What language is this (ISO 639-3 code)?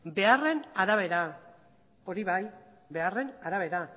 eus